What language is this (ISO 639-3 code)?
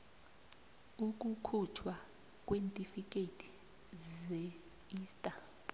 nbl